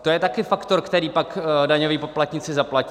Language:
Czech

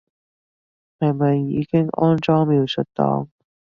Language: Cantonese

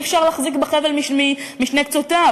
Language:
Hebrew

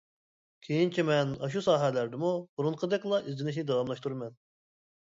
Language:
Uyghur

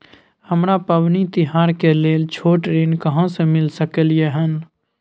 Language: Maithili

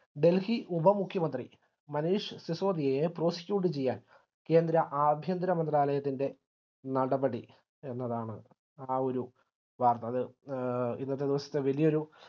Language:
Malayalam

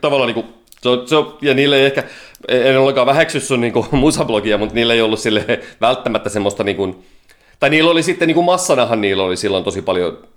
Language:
Finnish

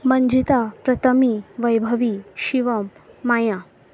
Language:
Konkani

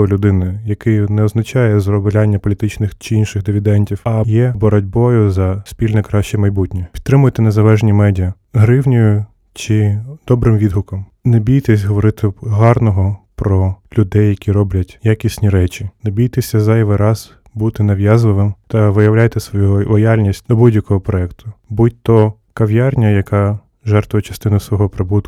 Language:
Ukrainian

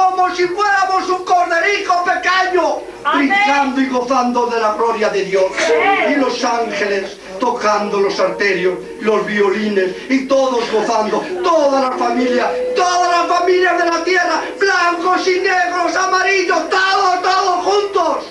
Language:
Spanish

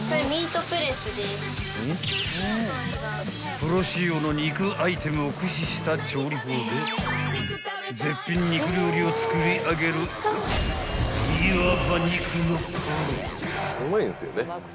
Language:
Japanese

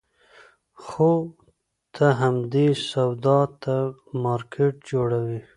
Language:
Pashto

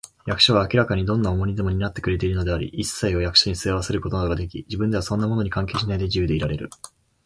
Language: Japanese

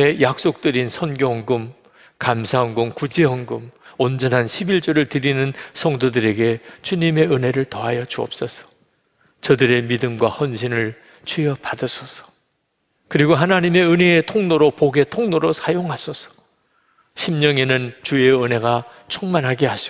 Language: Korean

